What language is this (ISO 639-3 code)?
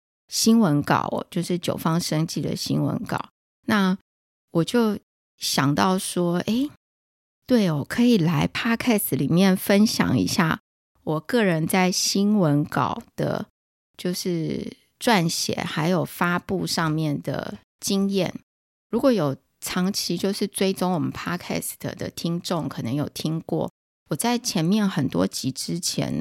zho